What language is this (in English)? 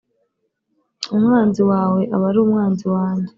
Kinyarwanda